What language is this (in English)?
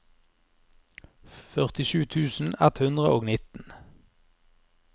Norwegian